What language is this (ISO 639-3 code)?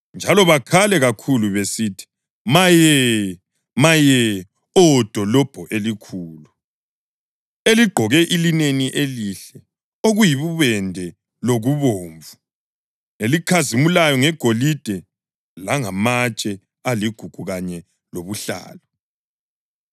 nde